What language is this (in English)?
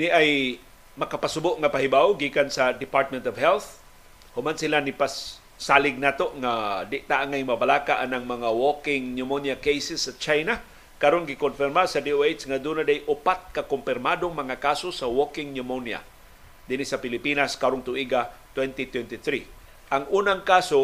Filipino